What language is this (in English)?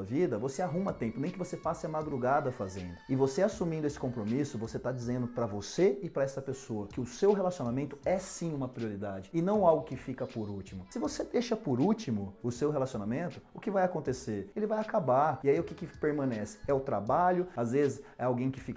Portuguese